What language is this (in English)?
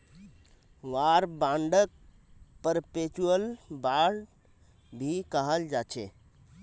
Magahi